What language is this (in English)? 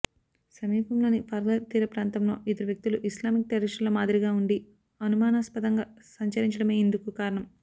Telugu